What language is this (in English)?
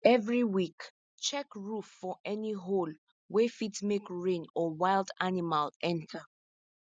Nigerian Pidgin